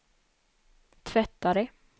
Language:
Swedish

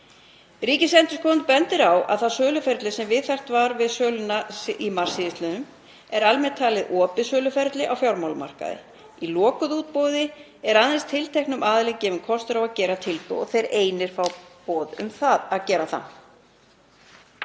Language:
Icelandic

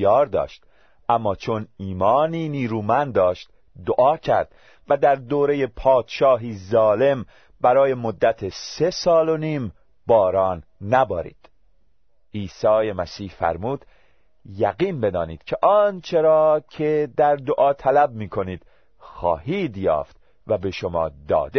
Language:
Persian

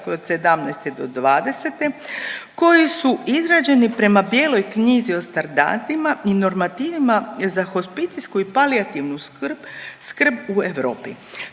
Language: Croatian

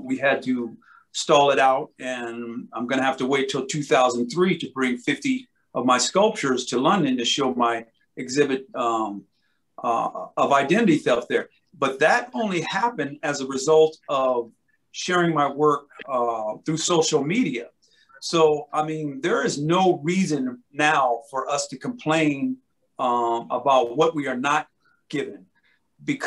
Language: English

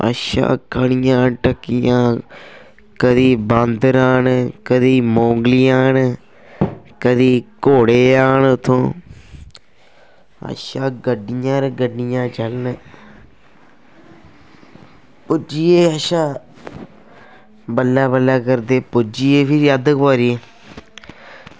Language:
Dogri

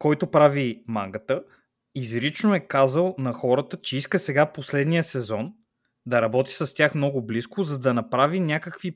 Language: Bulgarian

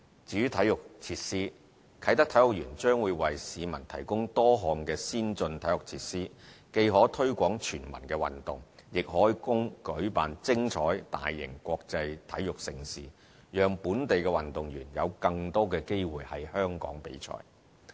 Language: Cantonese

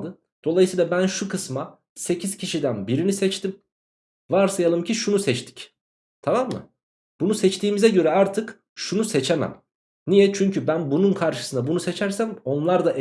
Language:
Turkish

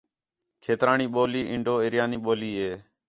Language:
Khetrani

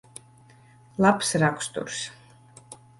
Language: Latvian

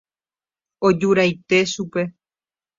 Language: Guarani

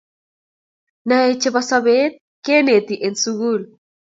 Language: Kalenjin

